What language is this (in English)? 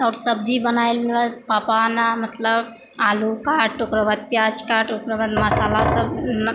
Maithili